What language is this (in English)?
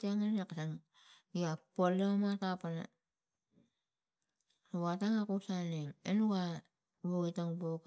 Tigak